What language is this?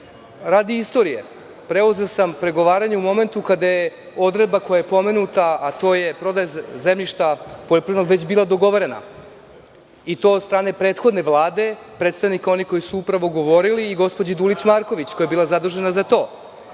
Serbian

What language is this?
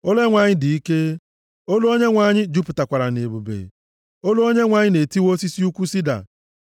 Igbo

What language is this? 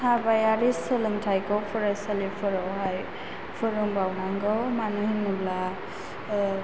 Bodo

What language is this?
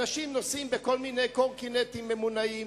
Hebrew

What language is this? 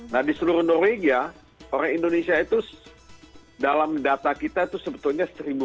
Indonesian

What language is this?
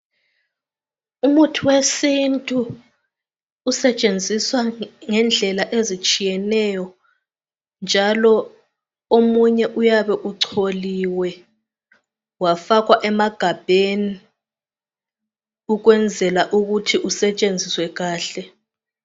North Ndebele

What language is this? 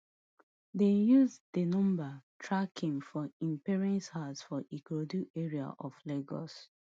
Nigerian Pidgin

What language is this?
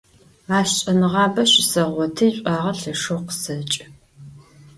Adyghe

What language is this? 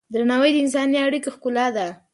Pashto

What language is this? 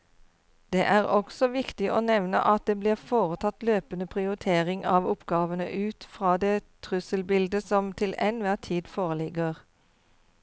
Norwegian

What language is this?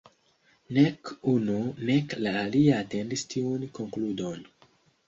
Esperanto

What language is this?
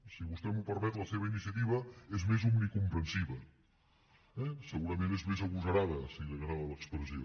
Catalan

